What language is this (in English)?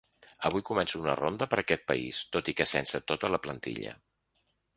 Catalan